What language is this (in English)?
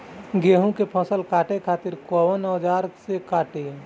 Bhojpuri